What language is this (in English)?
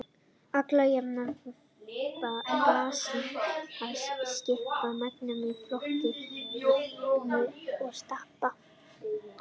Icelandic